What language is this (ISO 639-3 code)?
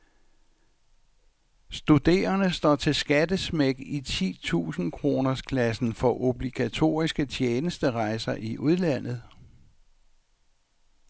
dan